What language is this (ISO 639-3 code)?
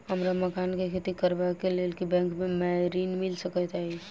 mai